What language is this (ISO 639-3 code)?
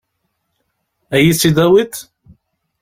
kab